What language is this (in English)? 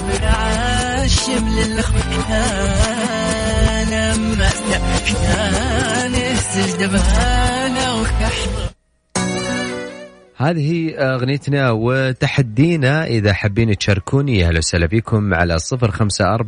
Arabic